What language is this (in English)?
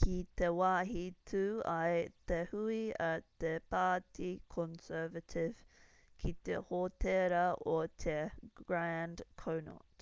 Māori